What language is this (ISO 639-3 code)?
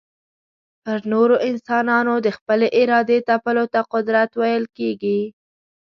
pus